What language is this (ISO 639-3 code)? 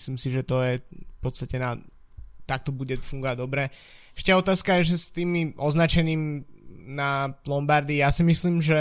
slk